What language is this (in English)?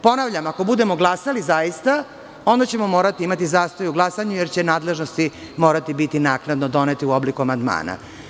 Serbian